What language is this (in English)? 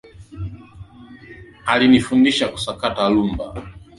Swahili